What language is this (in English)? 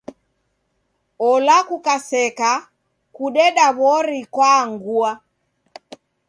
Taita